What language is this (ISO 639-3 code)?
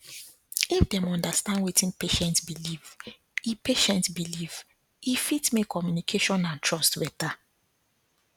pcm